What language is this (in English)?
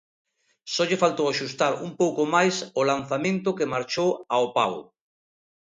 Galician